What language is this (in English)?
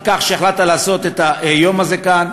Hebrew